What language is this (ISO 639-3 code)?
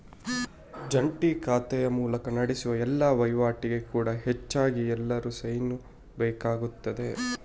kan